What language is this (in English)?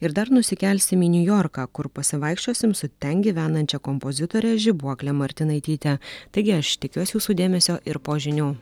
Lithuanian